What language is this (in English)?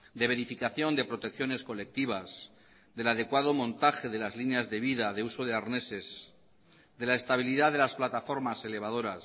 Spanish